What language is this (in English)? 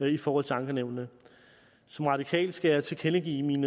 Danish